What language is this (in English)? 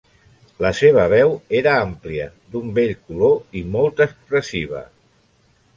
Catalan